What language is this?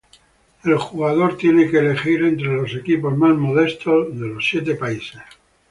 Spanish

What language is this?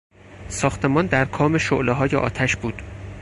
Persian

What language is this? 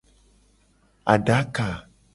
Gen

